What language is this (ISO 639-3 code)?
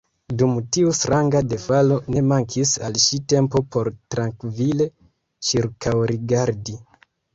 epo